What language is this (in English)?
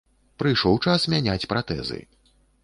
Belarusian